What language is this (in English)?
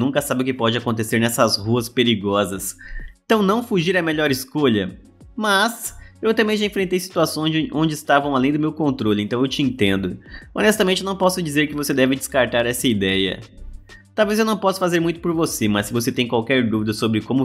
Portuguese